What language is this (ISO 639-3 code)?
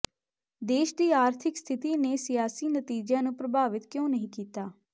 pan